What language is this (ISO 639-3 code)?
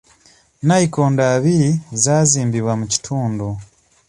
lug